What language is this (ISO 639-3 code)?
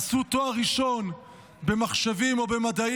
heb